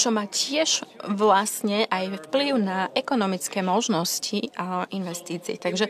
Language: Slovak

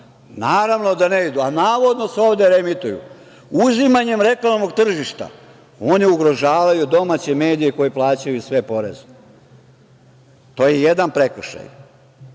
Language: Serbian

